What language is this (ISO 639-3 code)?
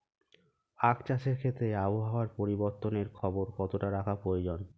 ben